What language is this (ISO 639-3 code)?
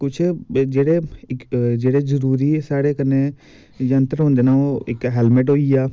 doi